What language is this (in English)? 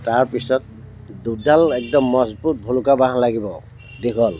Assamese